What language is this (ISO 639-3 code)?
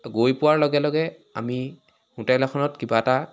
asm